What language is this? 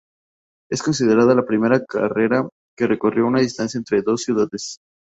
Spanish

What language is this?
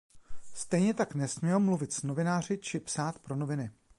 Czech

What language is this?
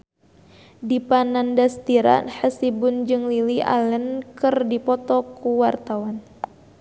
Sundanese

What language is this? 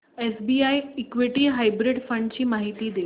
Marathi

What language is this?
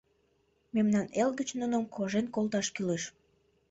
Mari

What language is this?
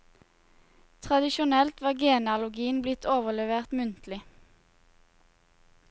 Norwegian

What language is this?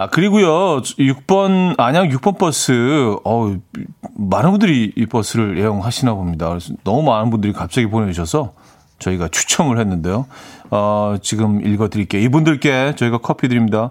Korean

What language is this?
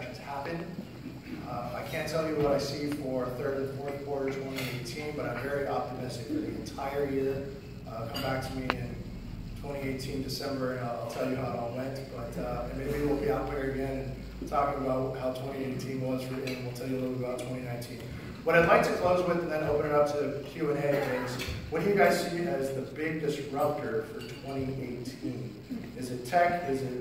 English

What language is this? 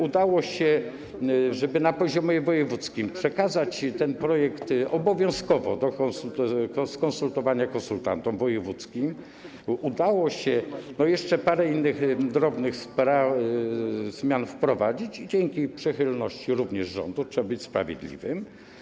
Polish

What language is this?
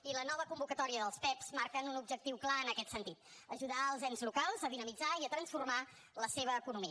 Catalan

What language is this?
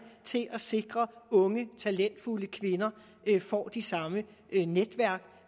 Danish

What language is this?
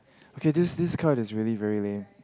English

